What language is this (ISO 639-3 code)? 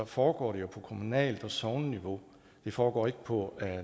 dan